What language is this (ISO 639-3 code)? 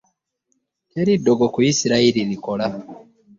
lug